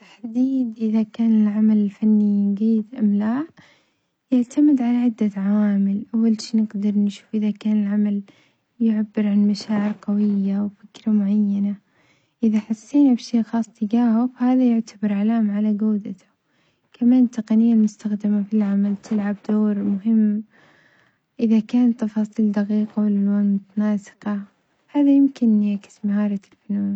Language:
Omani Arabic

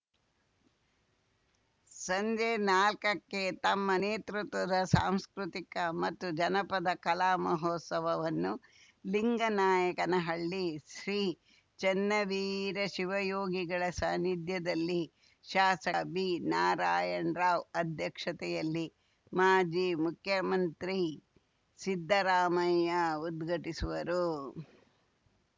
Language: Kannada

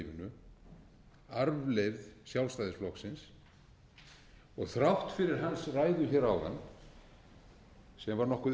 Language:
Icelandic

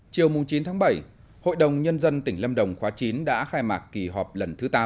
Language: Vietnamese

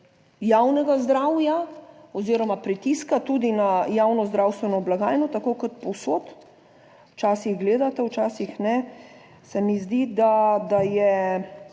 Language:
Slovenian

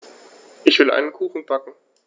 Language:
German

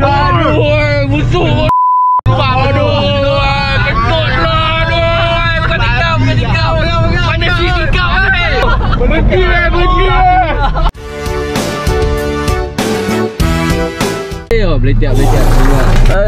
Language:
Malay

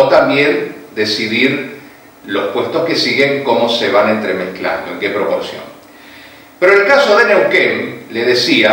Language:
Spanish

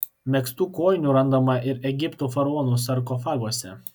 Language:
Lithuanian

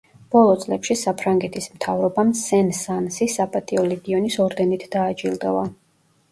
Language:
Georgian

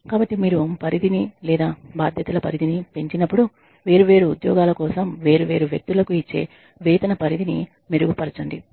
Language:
Telugu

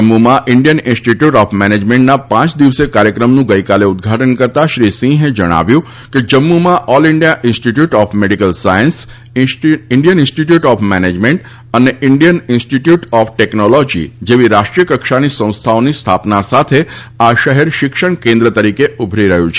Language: Gujarati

